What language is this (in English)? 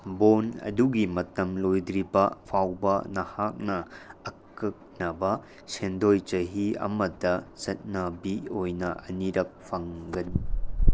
Manipuri